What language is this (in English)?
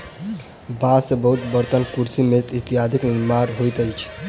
Maithili